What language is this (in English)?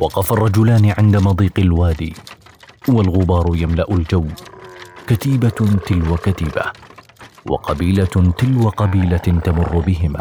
Arabic